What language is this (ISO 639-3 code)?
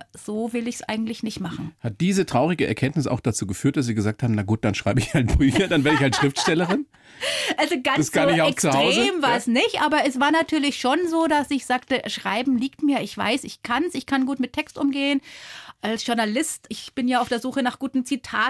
deu